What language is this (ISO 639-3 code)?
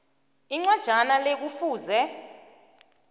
nbl